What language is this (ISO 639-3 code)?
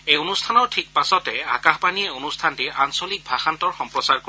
asm